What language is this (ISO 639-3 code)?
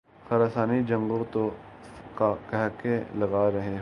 urd